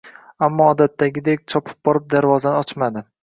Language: Uzbek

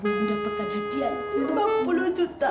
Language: Indonesian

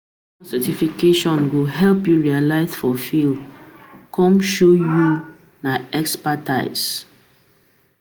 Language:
Nigerian Pidgin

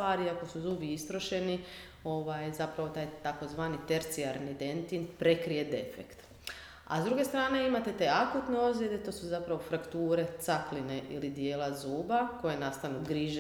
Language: Croatian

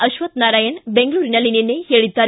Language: Kannada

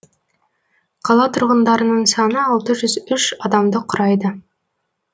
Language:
Kazakh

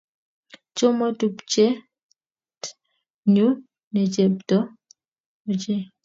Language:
Kalenjin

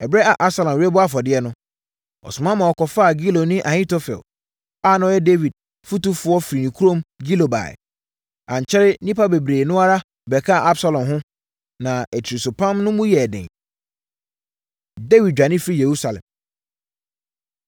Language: Akan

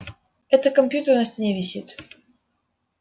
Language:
Russian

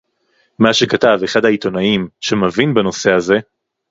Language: Hebrew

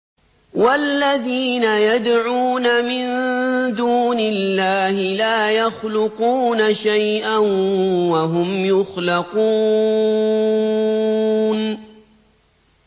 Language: Arabic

